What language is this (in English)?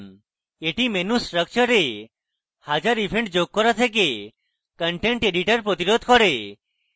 Bangla